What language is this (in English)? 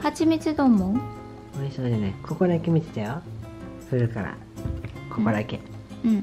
Japanese